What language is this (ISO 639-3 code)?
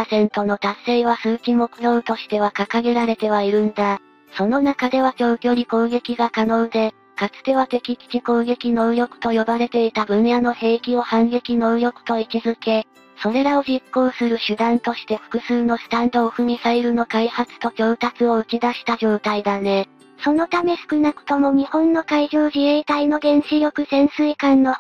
jpn